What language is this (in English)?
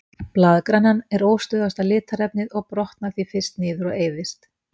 Icelandic